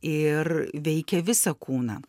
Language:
Lithuanian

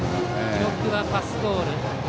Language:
Japanese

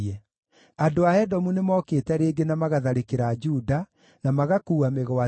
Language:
Kikuyu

